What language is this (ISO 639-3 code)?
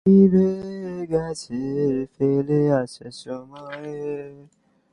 ben